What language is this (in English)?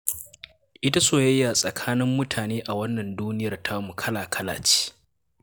Hausa